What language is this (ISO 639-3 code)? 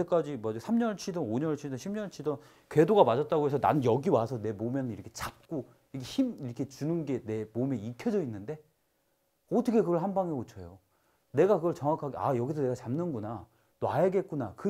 kor